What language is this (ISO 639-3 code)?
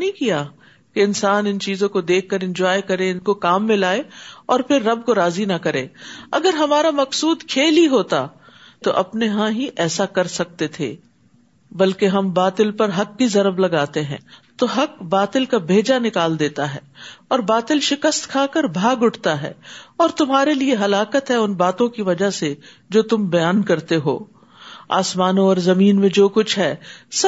urd